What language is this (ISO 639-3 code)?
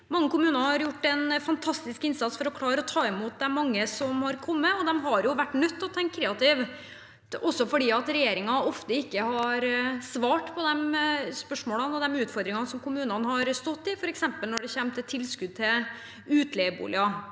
nor